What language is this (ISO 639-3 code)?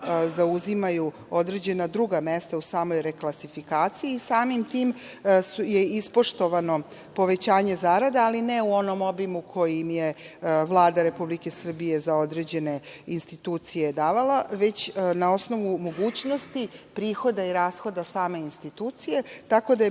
srp